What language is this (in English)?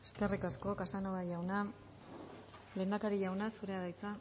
Basque